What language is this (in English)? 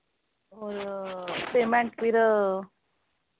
Dogri